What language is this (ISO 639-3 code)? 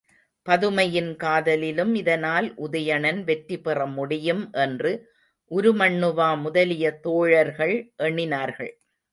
tam